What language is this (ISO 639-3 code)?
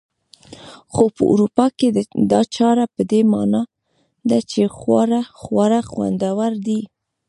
pus